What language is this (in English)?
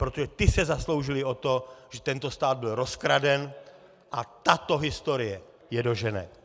Czech